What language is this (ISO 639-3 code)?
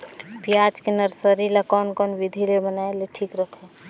hne